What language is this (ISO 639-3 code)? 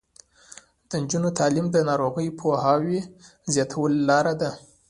pus